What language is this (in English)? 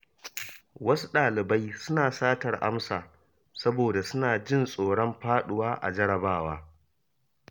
Hausa